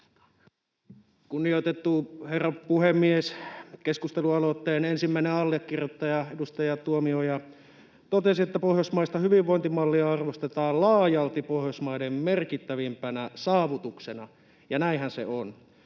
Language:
Finnish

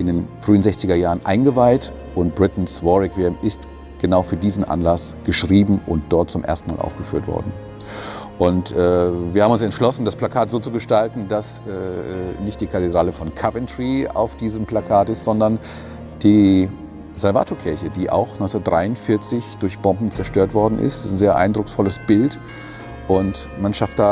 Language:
German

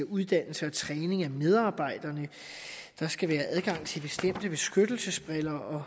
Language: Danish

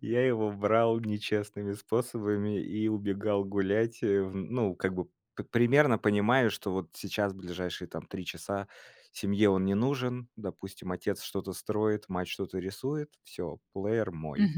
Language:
Russian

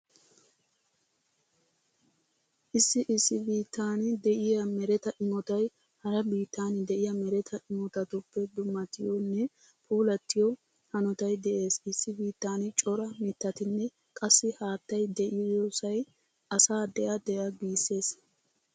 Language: Wolaytta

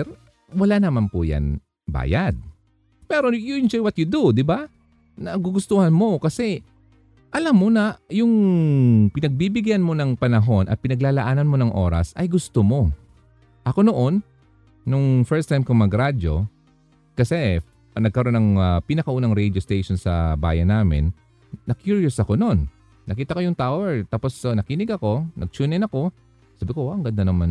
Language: Filipino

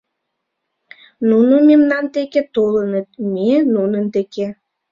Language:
Mari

